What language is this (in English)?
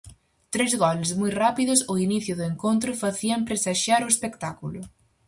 Galician